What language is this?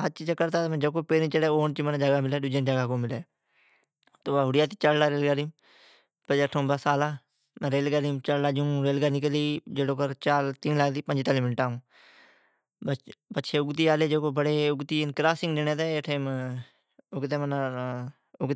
Od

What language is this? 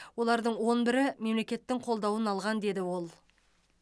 Kazakh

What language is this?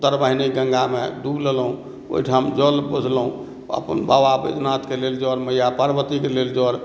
Maithili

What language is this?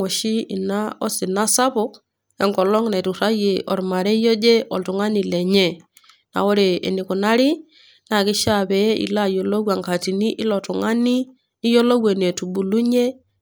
Masai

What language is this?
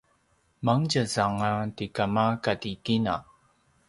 Paiwan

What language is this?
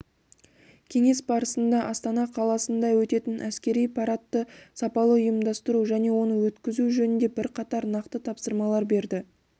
Kazakh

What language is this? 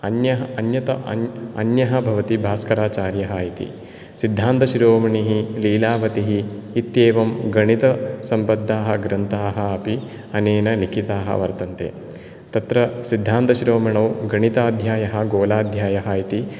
Sanskrit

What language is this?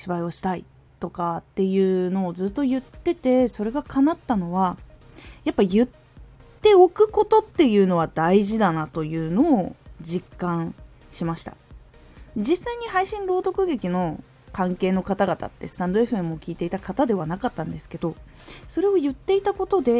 Japanese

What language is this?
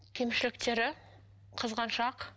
Kazakh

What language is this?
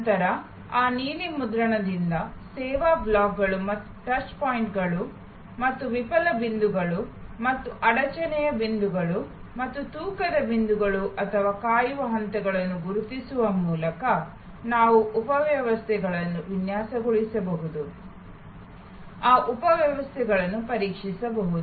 Kannada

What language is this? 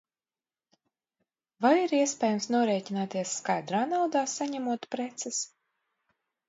Latvian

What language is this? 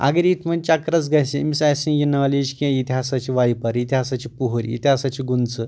Kashmiri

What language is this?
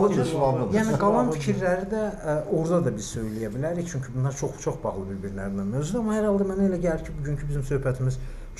Turkish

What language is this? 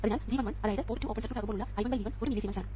Malayalam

